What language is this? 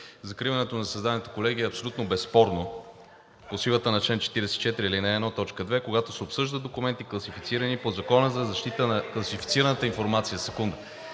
Bulgarian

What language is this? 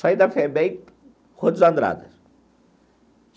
Portuguese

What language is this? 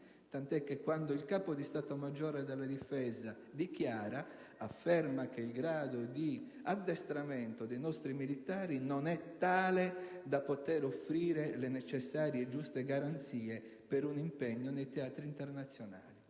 Italian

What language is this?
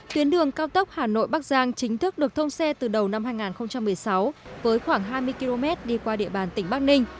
Vietnamese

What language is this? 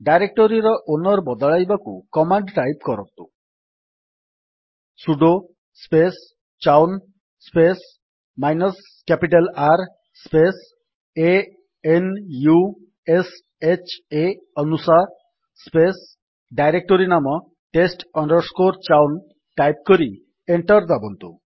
Odia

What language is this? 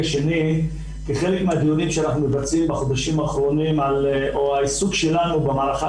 Hebrew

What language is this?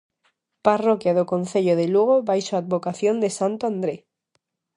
Galician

